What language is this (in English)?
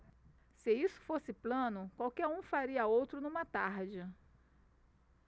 Portuguese